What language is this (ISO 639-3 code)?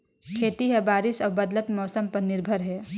hne